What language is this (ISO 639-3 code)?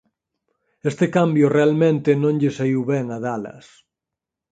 glg